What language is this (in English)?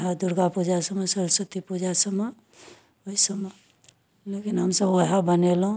Maithili